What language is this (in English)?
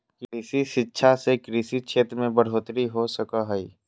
Magahi